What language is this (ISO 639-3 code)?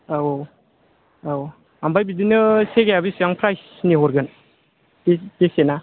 brx